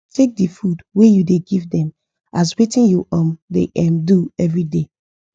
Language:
Nigerian Pidgin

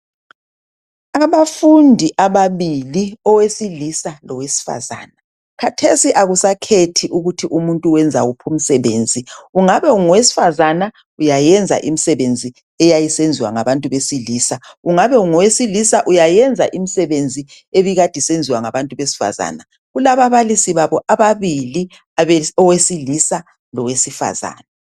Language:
North Ndebele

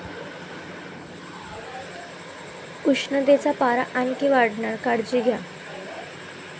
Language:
Marathi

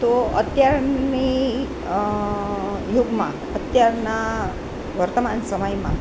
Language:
Gujarati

